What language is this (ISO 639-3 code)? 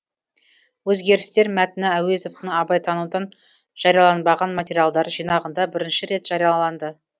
kaz